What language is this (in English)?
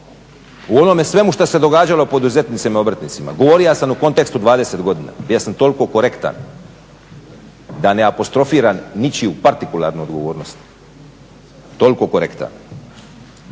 Croatian